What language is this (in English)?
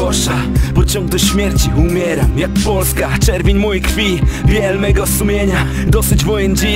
Polish